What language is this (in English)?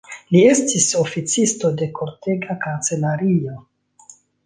Esperanto